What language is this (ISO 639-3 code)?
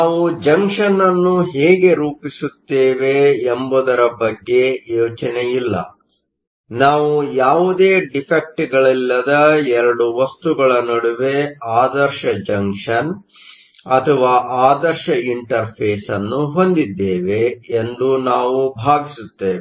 kan